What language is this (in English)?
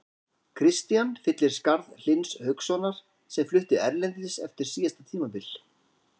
Icelandic